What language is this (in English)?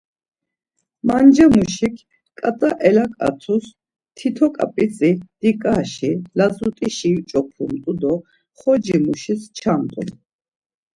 Laz